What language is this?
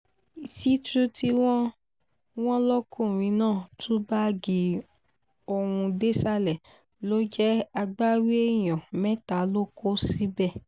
Yoruba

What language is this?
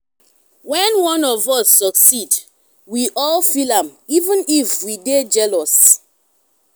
Nigerian Pidgin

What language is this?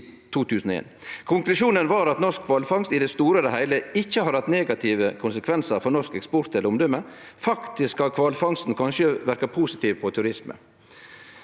Norwegian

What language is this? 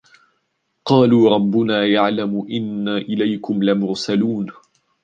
Arabic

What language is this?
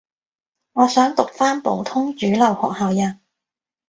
Cantonese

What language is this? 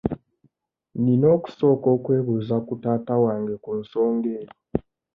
Ganda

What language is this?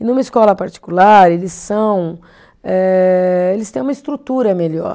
Portuguese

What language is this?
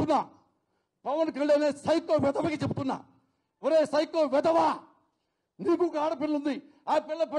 Turkish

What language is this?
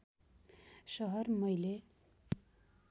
Nepali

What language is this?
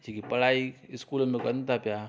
Sindhi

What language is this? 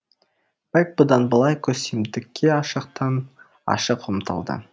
Kazakh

